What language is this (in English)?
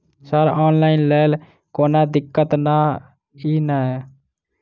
Maithili